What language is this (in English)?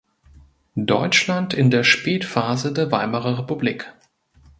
German